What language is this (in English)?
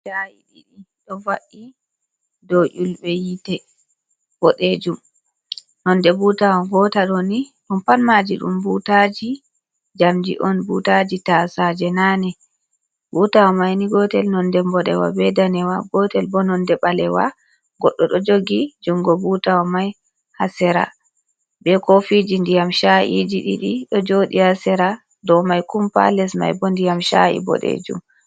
Fula